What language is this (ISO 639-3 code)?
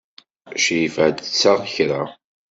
kab